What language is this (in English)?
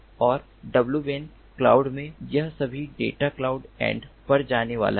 Hindi